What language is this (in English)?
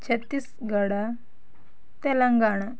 Kannada